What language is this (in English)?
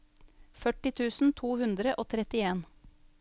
Norwegian